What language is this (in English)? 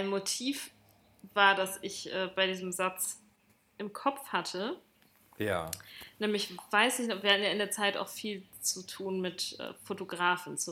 German